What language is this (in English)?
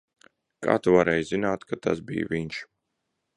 Latvian